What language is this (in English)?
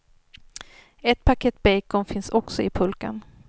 Swedish